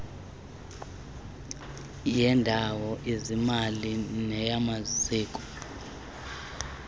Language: Xhosa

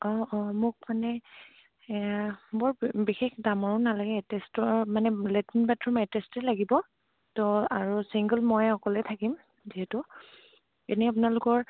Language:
Assamese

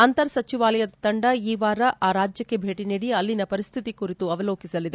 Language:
Kannada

